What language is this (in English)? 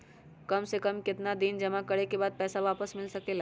Magahi